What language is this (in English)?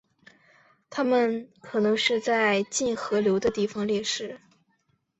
Chinese